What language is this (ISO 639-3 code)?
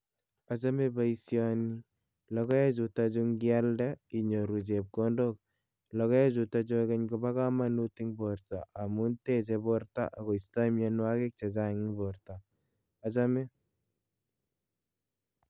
kln